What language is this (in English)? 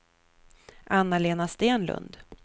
Swedish